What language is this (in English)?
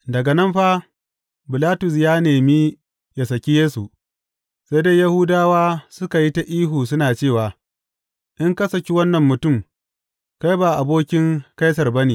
Hausa